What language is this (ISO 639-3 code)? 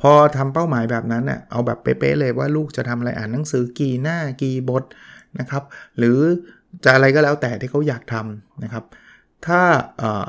tha